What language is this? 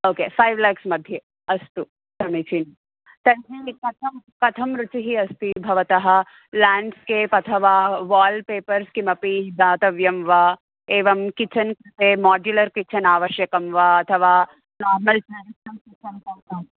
Sanskrit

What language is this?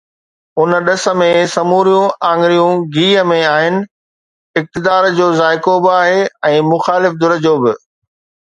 Sindhi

